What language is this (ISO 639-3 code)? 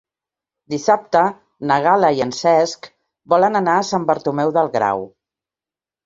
cat